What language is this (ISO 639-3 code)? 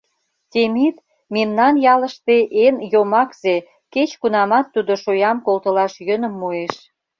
chm